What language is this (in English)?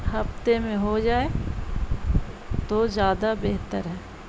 Urdu